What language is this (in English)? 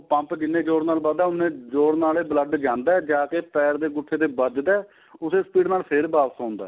Punjabi